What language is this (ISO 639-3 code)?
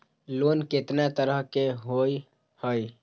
mag